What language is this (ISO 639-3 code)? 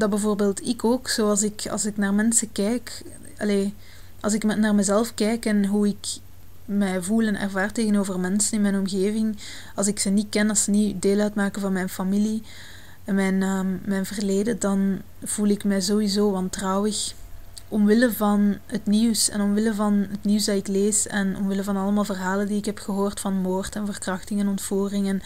nld